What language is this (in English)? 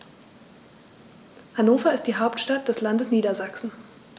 German